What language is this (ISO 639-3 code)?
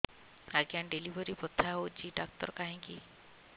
ori